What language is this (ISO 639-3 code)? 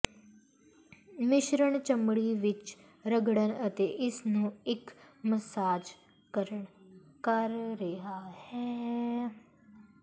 pan